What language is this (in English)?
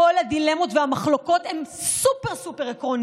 Hebrew